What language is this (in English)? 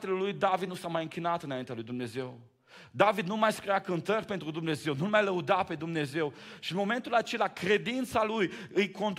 Romanian